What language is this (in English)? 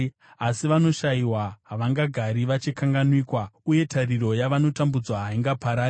Shona